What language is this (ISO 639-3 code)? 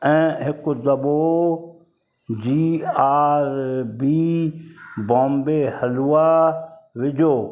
snd